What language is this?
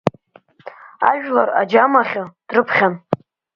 Abkhazian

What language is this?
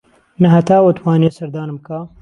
Central Kurdish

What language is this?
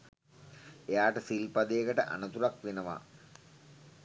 Sinhala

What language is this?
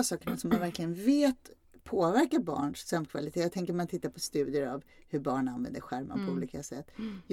Swedish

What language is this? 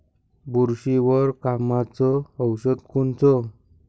Marathi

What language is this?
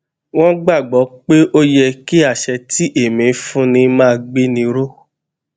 Yoruba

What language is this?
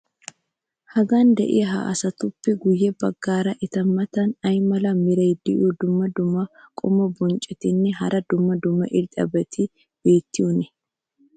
Wolaytta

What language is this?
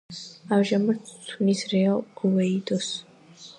Georgian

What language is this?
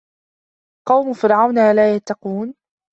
Arabic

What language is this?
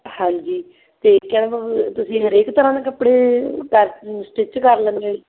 Punjabi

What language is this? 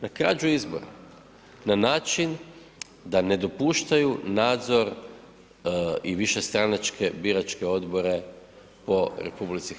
Croatian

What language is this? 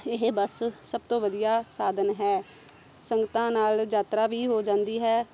Punjabi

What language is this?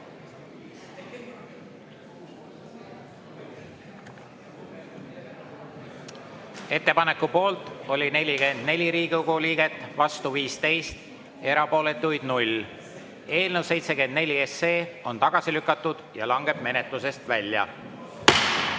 Estonian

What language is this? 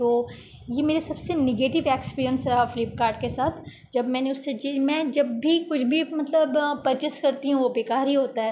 Urdu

